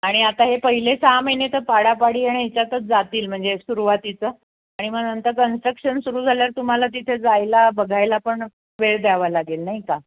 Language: Marathi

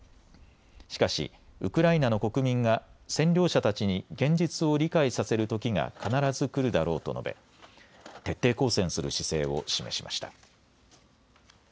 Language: Japanese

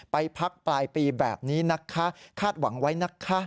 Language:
Thai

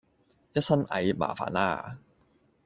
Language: Cantonese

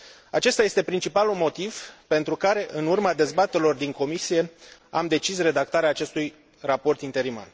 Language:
Romanian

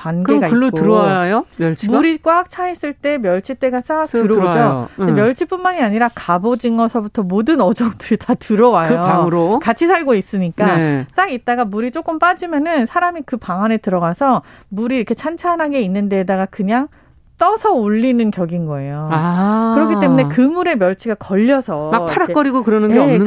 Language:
Korean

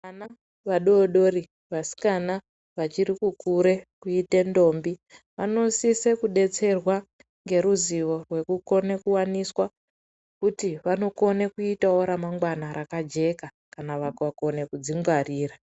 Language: Ndau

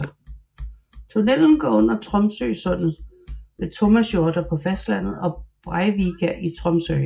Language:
Danish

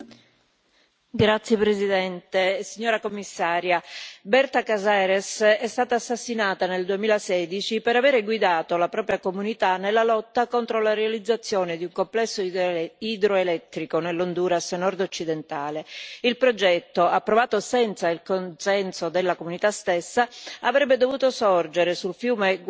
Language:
Italian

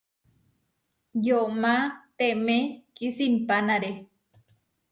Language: Huarijio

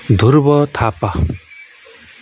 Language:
Nepali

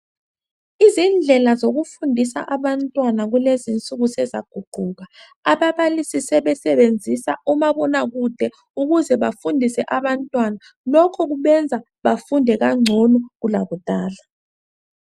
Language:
North Ndebele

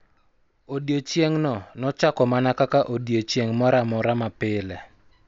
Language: Luo (Kenya and Tanzania)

